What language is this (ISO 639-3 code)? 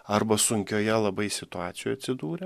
lit